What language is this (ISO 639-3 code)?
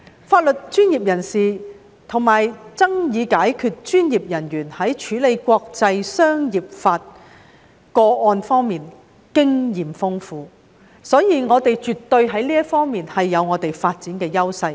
yue